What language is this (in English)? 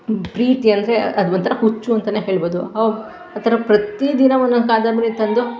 Kannada